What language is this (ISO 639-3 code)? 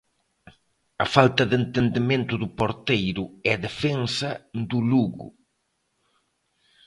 glg